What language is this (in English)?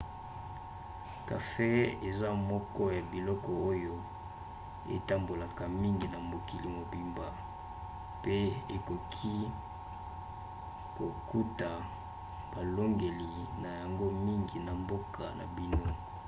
Lingala